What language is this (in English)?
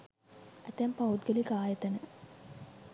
Sinhala